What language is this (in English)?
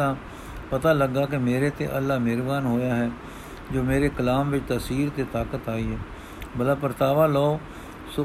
Punjabi